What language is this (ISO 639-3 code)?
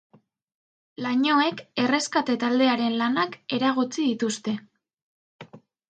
eus